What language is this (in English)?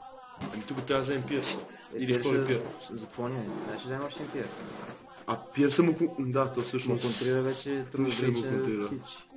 Bulgarian